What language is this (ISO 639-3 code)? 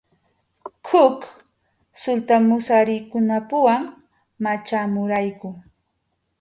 qxu